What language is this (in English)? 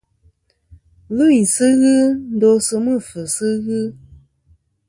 Kom